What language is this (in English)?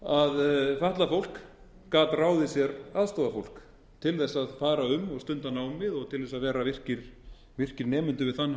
Icelandic